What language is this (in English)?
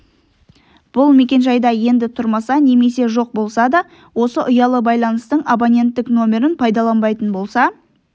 Kazakh